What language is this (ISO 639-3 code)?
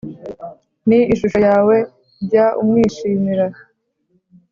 kin